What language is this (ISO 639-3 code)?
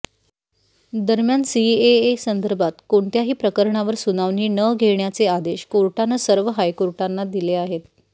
mar